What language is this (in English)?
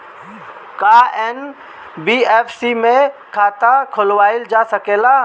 Bhojpuri